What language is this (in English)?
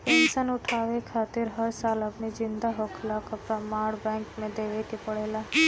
Bhojpuri